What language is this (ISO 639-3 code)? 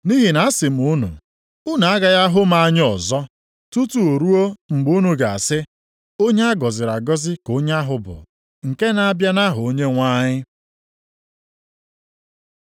ibo